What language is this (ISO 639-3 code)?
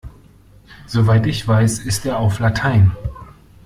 deu